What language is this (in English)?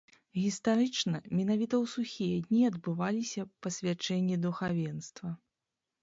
Belarusian